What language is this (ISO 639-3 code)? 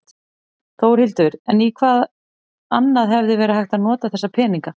isl